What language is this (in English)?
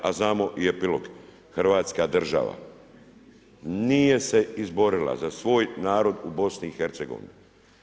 Croatian